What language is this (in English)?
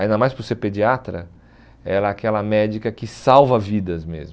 Portuguese